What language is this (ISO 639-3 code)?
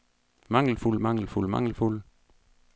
dan